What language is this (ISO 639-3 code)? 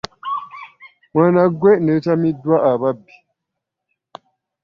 lug